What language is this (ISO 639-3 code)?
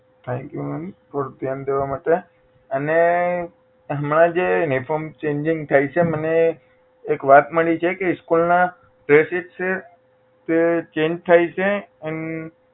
guj